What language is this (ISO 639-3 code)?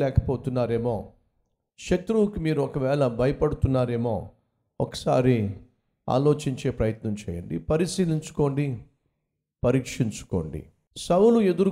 tel